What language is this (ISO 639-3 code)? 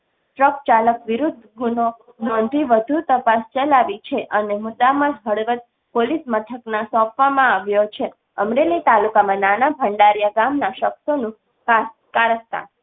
guj